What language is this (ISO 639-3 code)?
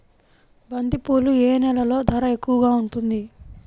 tel